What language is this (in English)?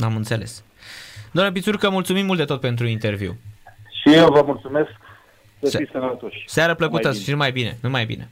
Romanian